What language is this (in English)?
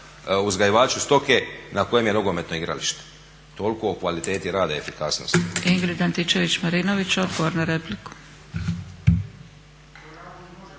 Croatian